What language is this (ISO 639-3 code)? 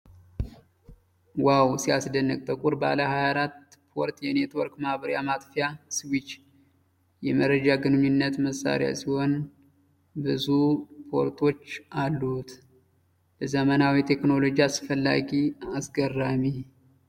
amh